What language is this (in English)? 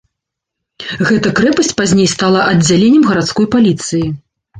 Belarusian